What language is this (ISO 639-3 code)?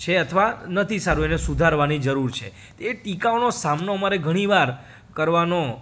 guj